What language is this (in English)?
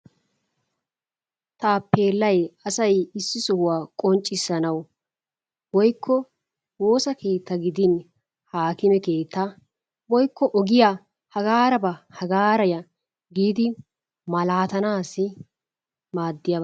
Wolaytta